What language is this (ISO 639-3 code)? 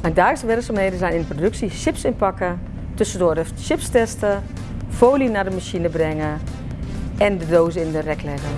nld